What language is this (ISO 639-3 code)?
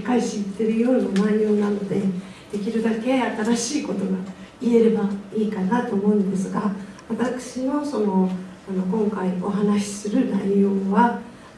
jpn